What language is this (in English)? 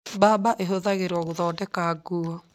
Kikuyu